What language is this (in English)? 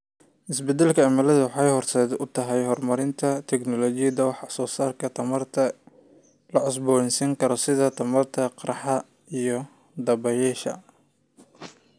Somali